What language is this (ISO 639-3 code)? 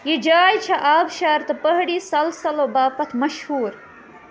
kas